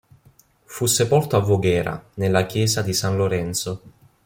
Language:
Italian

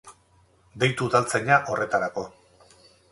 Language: Basque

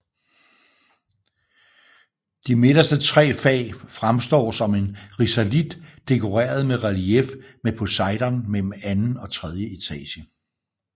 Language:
Danish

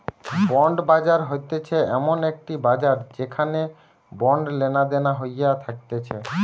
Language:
Bangla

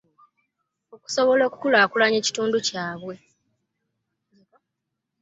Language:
Ganda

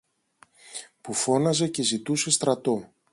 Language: Greek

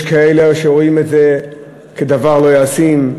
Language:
Hebrew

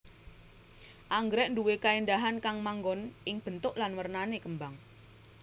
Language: Javanese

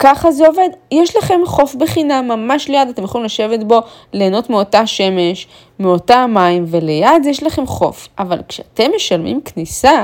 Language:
Hebrew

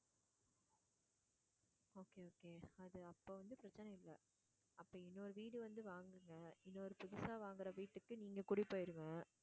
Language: Tamil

